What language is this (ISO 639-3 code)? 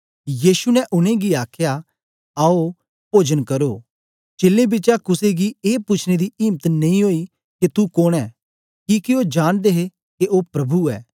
doi